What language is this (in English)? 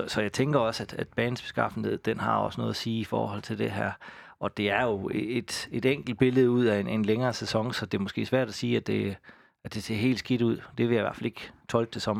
Danish